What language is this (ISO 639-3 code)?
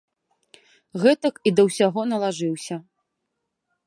bel